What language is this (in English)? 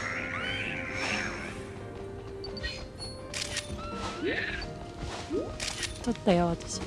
Japanese